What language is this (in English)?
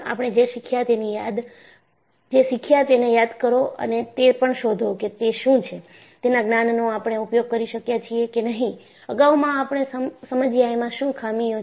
Gujarati